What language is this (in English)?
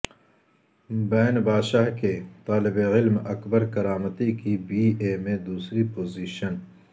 Urdu